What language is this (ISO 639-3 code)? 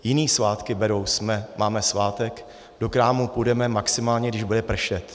ces